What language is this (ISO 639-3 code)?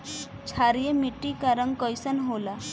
bho